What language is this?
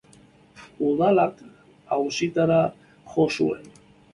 Basque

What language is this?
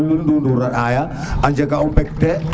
Serer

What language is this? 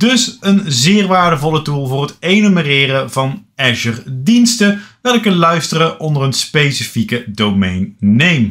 Dutch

